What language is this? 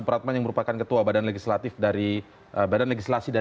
Indonesian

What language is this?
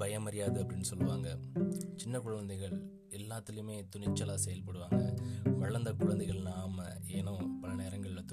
Tamil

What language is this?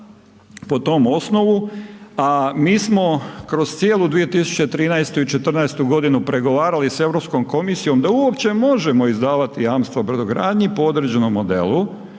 Croatian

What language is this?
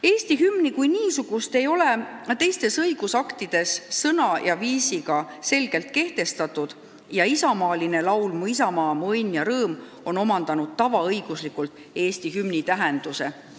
Estonian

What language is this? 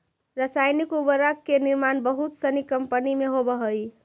Magahi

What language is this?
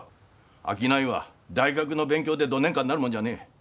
Japanese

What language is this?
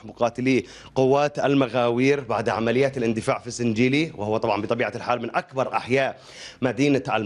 Arabic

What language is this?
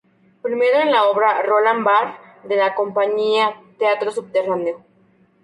Spanish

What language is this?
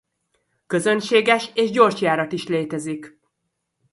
Hungarian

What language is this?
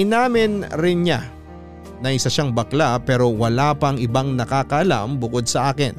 Filipino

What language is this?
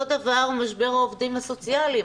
Hebrew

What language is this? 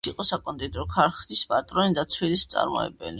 Georgian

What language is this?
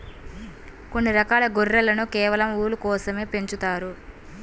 Telugu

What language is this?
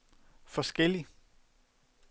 Danish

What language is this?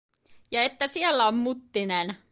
Finnish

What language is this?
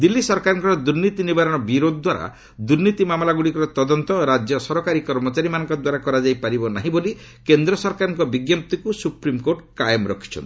Odia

